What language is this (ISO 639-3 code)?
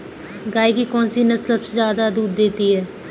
hin